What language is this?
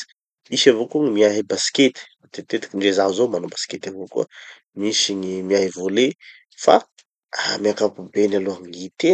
Tanosy Malagasy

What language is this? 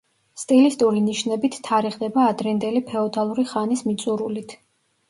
Georgian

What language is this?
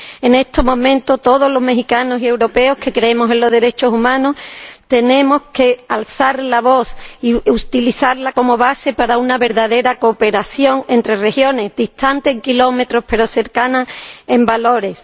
Spanish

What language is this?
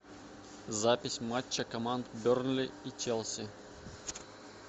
Russian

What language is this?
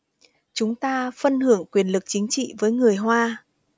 Vietnamese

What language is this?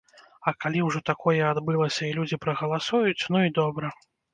Belarusian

